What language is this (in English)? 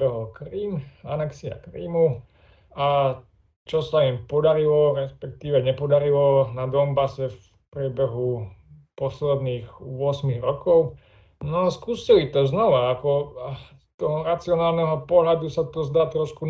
Slovak